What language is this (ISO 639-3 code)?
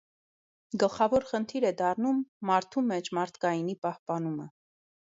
hye